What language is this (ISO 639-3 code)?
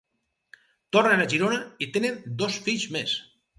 cat